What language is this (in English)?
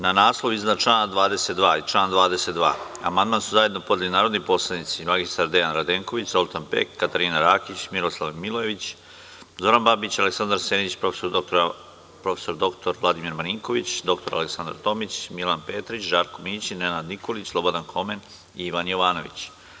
Serbian